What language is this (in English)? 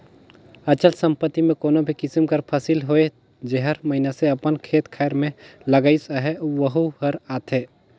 Chhattisgarhi